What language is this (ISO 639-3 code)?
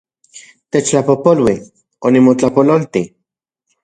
ncx